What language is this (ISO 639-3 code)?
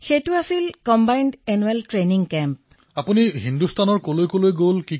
asm